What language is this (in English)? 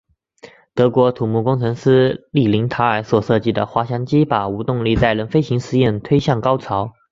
Chinese